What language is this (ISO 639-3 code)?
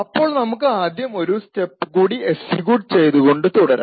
mal